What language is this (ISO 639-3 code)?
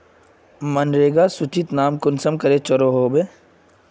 mag